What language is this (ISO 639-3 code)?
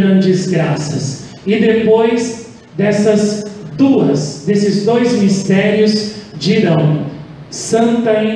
por